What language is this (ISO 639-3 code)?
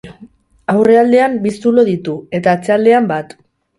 eus